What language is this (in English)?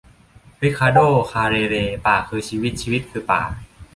Thai